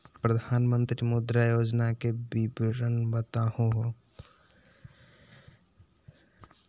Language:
Magahi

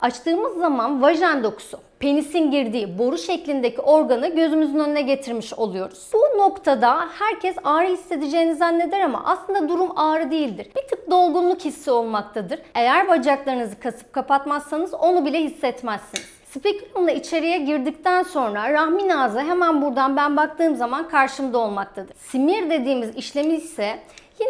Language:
Turkish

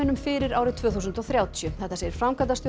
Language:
Icelandic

